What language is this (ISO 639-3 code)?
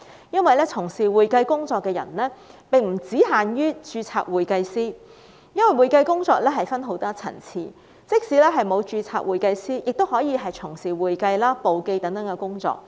yue